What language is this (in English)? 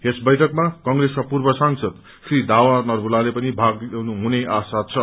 Nepali